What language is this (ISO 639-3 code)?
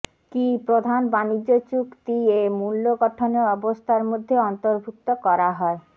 ben